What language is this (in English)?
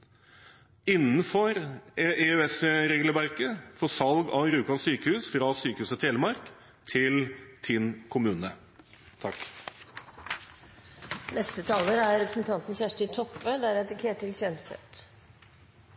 Norwegian Bokmål